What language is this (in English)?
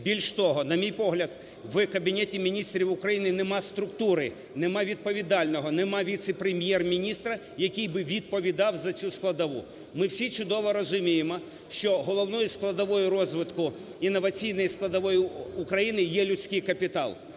Ukrainian